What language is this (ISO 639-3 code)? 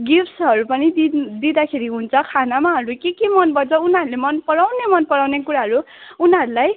nep